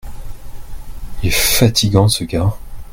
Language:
French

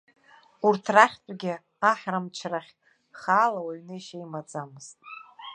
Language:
Abkhazian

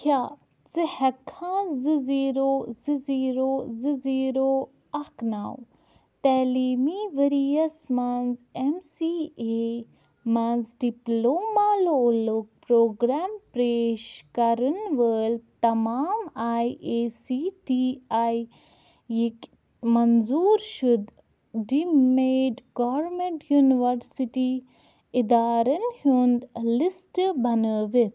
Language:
Kashmiri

